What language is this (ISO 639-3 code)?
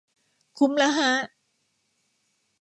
tha